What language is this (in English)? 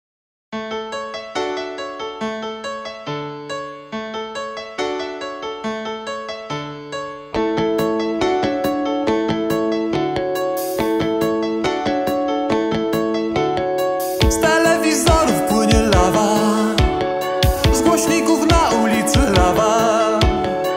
Polish